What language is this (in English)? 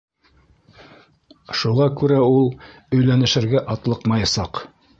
Bashkir